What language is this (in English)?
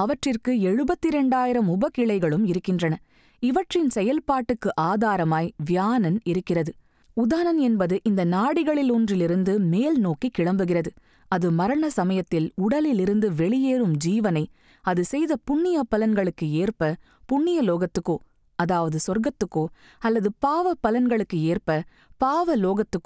Tamil